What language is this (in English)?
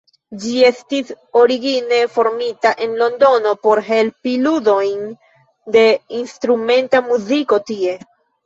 Esperanto